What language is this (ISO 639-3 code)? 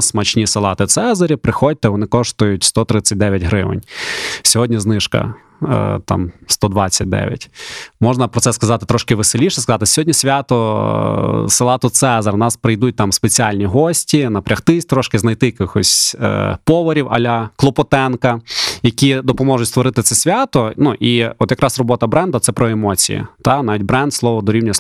ukr